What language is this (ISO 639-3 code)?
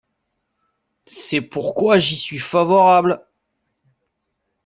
fra